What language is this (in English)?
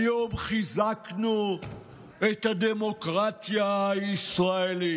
Hebrew